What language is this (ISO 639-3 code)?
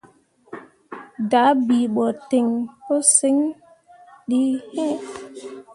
mua